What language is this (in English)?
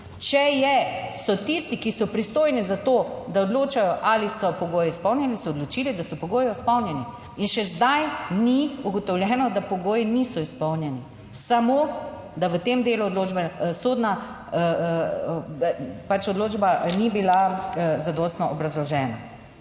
Slovenian